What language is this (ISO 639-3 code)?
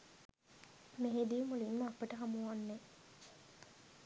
sin